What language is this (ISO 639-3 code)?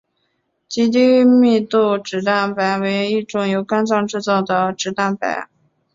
zho